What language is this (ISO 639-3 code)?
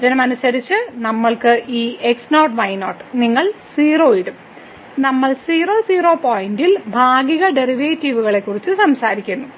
mal